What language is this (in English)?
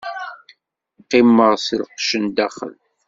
Kabyle